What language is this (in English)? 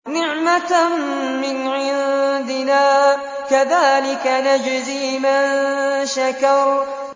Arabic